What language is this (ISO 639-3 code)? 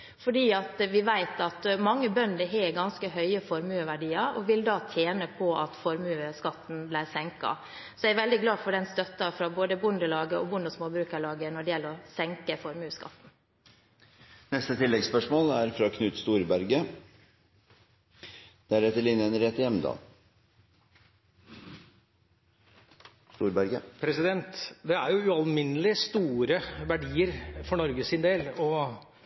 nor